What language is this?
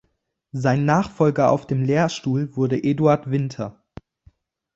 German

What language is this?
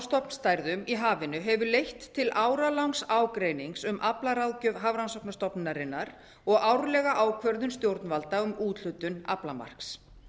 Icelandic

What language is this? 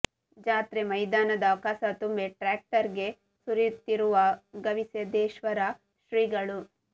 Kannada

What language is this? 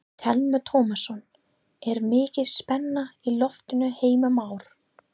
Icelandic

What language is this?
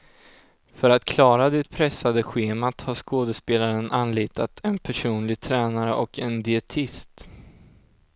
Swedish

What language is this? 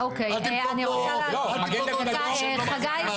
Hebrew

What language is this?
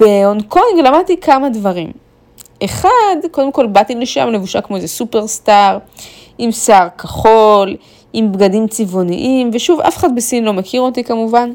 Hebrew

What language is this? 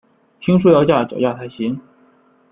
Chinese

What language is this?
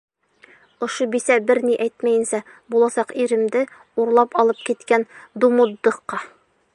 Bashkir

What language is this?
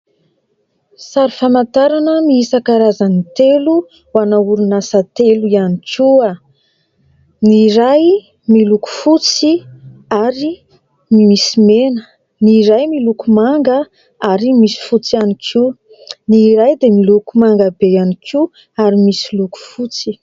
Malagasy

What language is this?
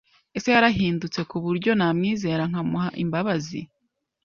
Kinyarwanda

